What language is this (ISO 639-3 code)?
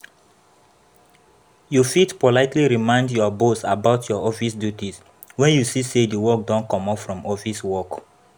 pcm